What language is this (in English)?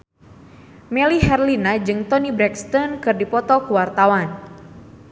Sundanese